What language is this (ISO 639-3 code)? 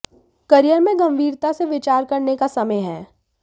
hin